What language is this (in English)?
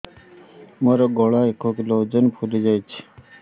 Odia